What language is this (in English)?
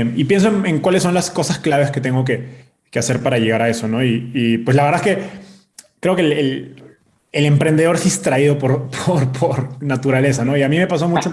Spanish